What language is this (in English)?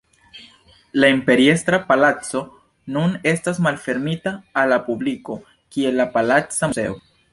Esperanto